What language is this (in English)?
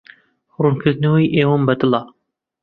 Central Kurdish